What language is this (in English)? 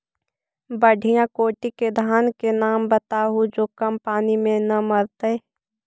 Magahi